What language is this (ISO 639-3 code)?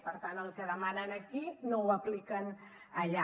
cat